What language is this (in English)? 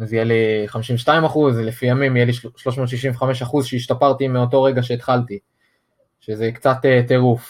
Hebrew